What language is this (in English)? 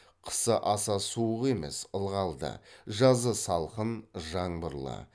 Kazakh